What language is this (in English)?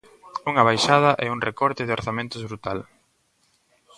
Galician